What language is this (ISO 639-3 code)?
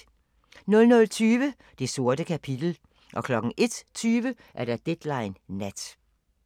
dan